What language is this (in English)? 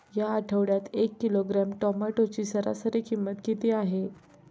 Marathi